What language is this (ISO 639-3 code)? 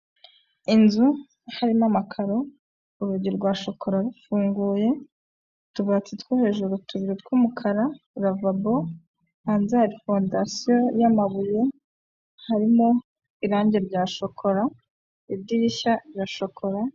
kin